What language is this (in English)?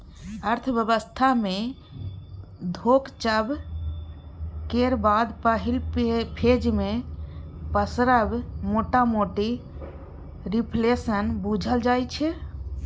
Maithili